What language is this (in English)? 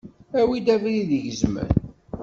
Kabyle